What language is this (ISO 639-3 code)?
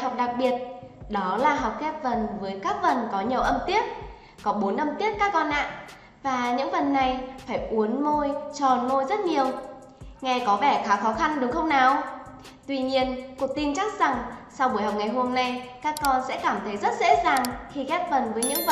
vie